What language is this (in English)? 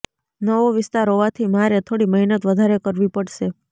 Gujarati